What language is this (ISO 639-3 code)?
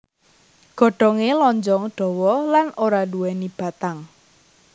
jav